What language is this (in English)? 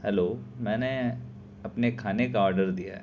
Urdu